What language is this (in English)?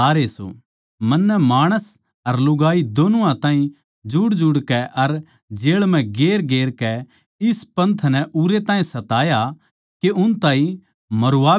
Haryanvi